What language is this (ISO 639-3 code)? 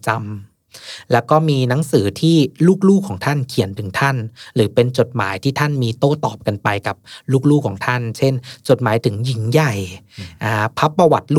tha